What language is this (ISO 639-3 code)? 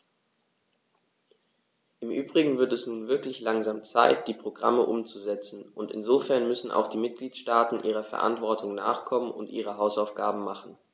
deu